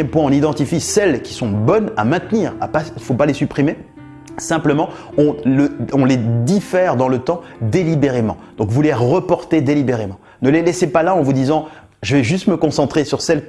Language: French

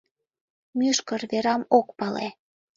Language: Mari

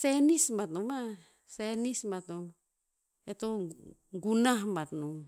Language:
Tinputz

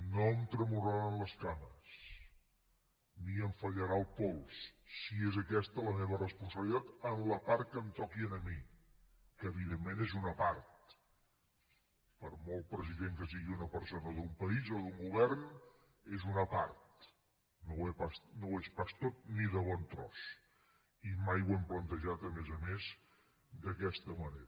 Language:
Catalan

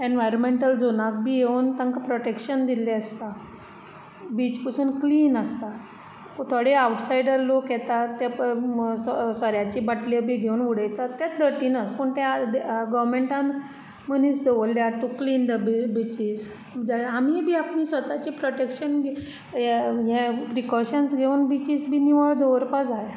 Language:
Konkani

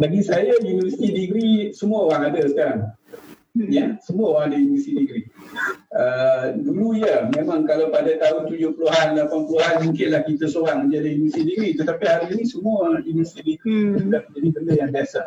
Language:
Malay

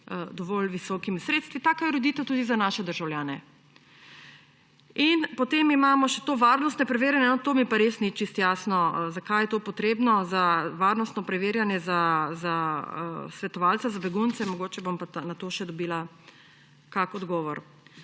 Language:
Slovenian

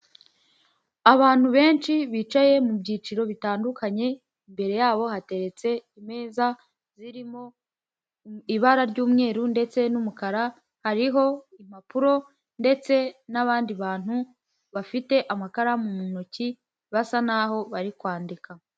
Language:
Kinyarwanda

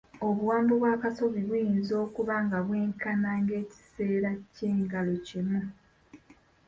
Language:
Ganda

